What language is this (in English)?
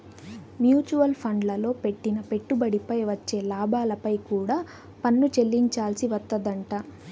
Telugu